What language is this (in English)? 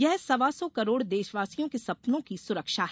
Hindi